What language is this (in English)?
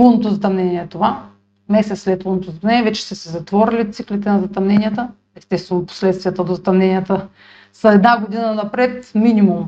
Bulgarian